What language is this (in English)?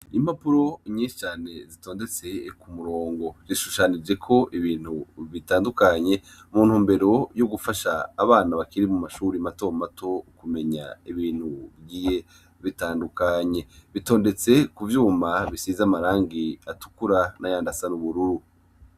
Rundi